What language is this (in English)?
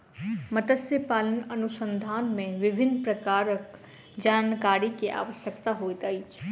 Maithili